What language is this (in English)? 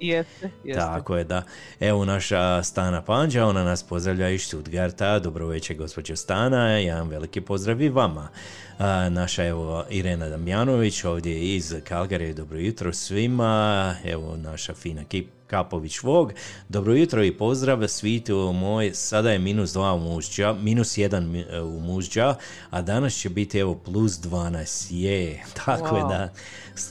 Croatian